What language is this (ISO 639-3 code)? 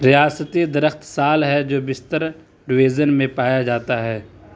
urd